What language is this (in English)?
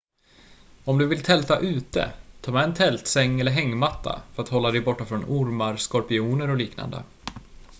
Swedish